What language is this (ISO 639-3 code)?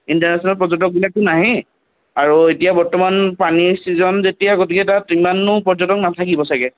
asm